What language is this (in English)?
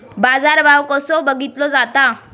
Marathi